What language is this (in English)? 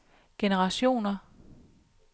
Danish